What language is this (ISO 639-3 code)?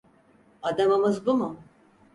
tur